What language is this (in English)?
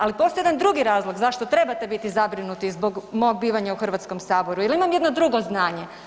Croatian